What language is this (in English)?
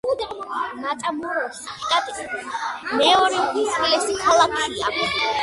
Georgian